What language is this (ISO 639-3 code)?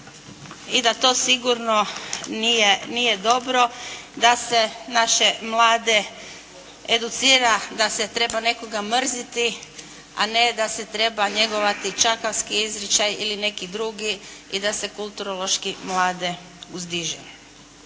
hrv